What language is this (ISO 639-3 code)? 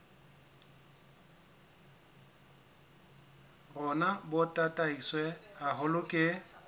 sot